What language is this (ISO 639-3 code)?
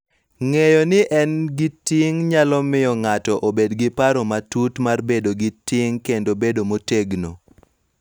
luo